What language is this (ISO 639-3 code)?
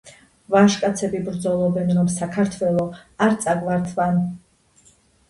kat